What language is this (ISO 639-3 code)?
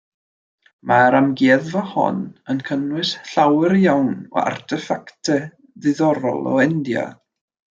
cym